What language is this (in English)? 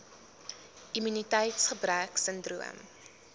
Afrikaans